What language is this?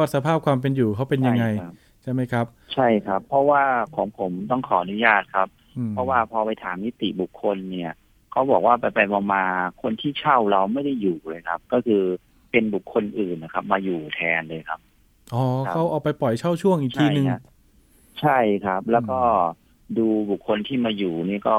Thai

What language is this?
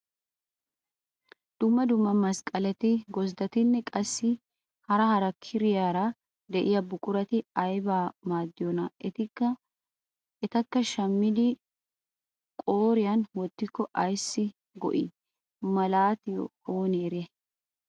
Wolaytta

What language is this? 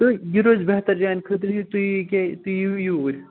Kashmiri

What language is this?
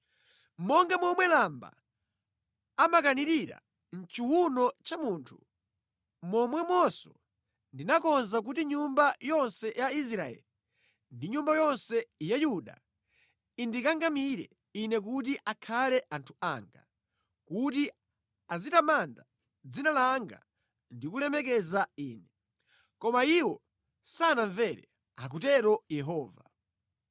Nyanja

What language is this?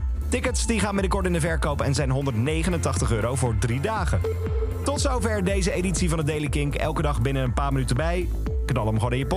Dutch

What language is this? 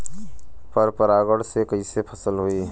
Bhojpuri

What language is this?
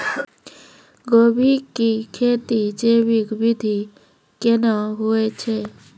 Maithili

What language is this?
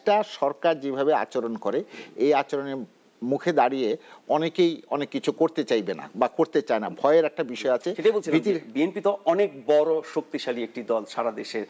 Bangla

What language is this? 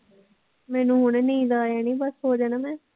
Punjabi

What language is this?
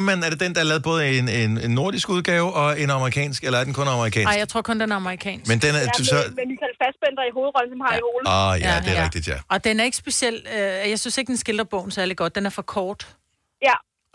Danish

